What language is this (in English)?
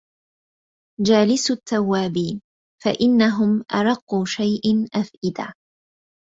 Arabic